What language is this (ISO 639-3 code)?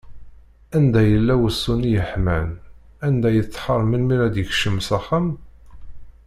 kab